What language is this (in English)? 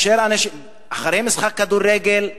Hebrew